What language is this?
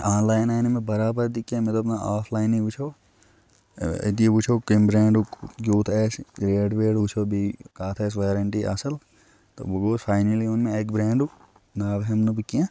Kashmiri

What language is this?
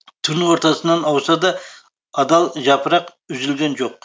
Kazakh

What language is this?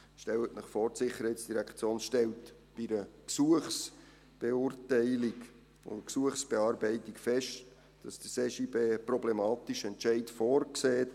Swiss German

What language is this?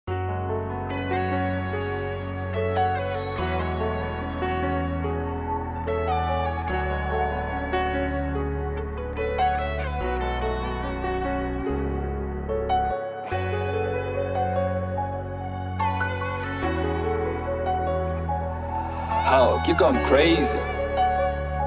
English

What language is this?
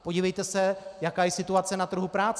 Czech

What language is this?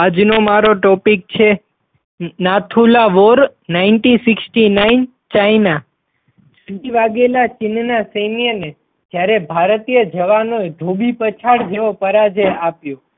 Gujarati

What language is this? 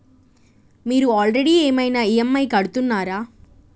Telugu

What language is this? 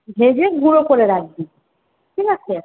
Bangla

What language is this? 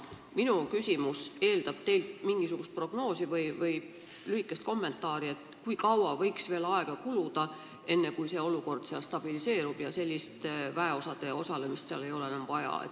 Estonian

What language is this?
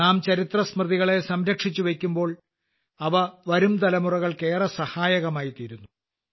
Malayalam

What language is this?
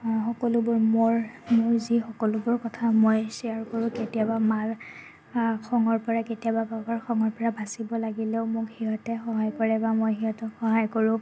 Assamese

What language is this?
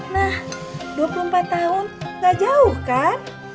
Indonesian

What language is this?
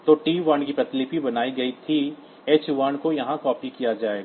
Hindi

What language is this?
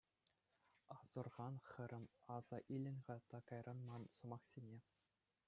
Chuvash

